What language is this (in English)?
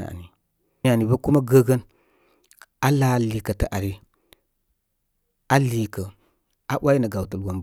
Koma